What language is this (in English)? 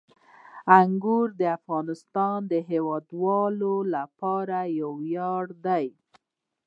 Pashto